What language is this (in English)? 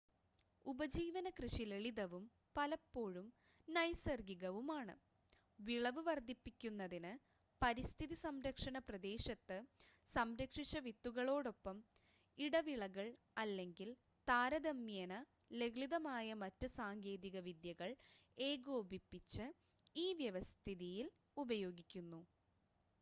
Malayalam